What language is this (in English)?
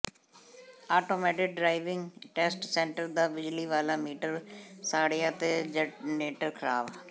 Punjabi